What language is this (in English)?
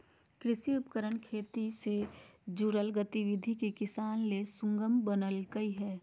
Magahi